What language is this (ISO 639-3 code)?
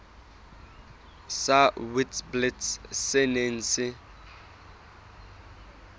sot